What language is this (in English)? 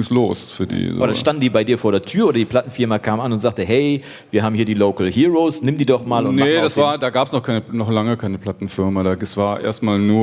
German